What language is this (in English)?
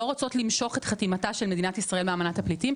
Hebrew